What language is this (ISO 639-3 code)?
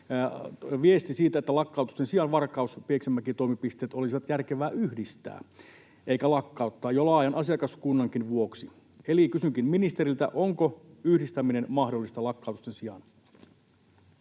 fin